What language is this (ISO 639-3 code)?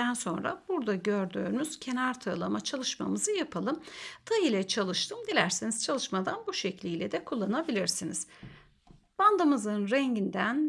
tur